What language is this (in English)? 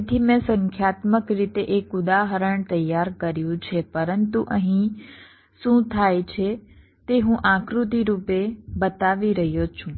Gujarati